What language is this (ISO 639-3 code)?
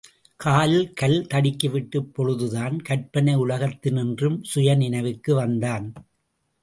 tam